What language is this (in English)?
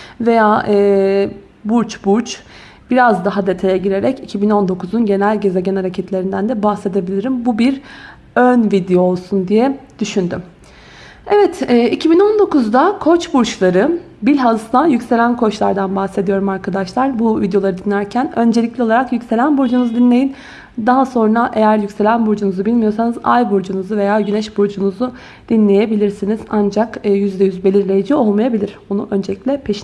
Turkish